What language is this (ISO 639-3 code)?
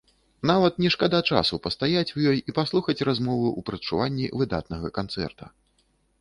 bel